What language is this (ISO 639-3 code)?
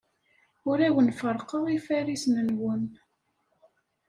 kab